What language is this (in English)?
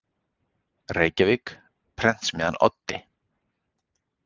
Icelandic